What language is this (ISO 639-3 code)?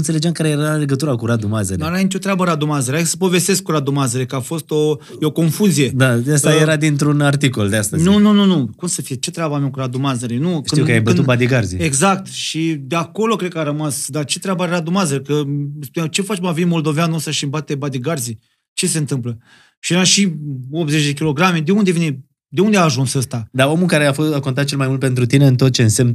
ron